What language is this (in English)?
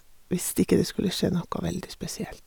Norwegian